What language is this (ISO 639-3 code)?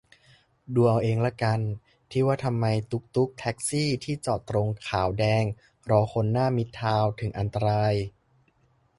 tha